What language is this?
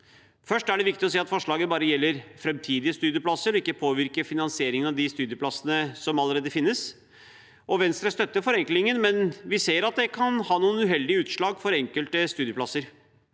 Norwegian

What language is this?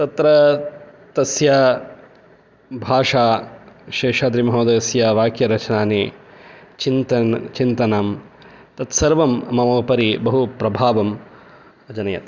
Sanskrit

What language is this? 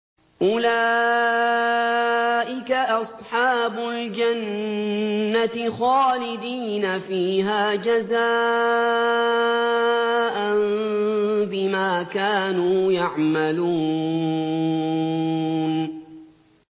Arabic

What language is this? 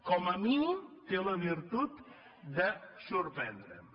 Catalan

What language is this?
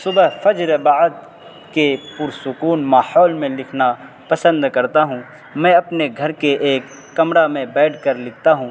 Urdu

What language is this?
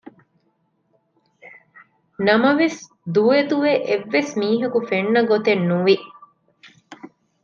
Divehi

